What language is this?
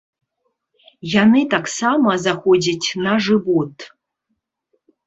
Belarusian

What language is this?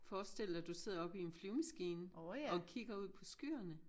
Danish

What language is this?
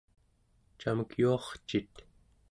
Central Yupik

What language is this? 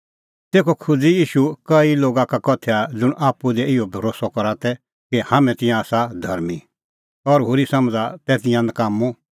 Kullu Pahari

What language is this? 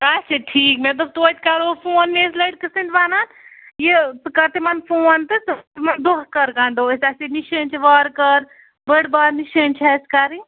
Kashmiri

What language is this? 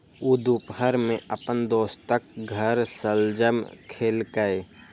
Maithili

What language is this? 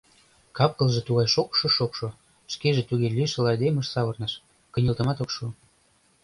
Mari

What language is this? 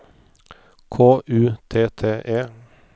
Norwegian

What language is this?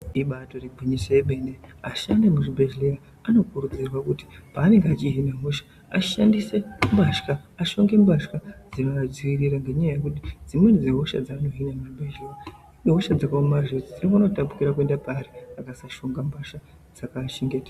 Ndau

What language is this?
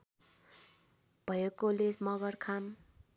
Nepali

